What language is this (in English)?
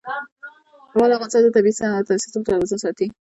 Pashto